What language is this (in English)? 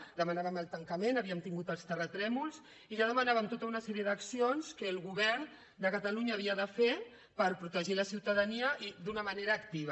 Catalan